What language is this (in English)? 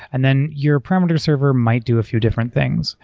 English